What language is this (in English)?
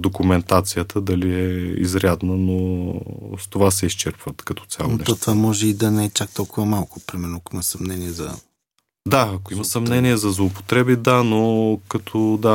Bulgarian